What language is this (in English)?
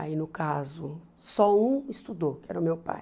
Portuguese